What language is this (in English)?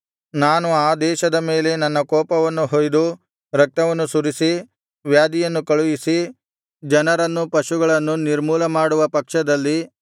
Kannada